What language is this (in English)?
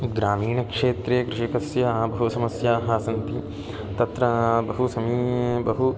Sanskrit